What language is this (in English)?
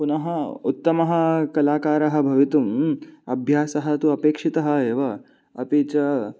Sanskrit